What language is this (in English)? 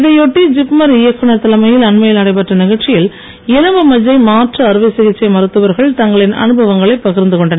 Tamil